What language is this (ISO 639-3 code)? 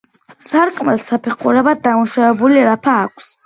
kat